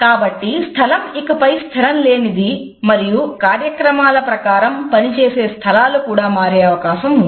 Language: Telugu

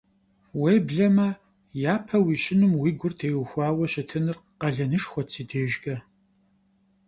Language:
Kabardian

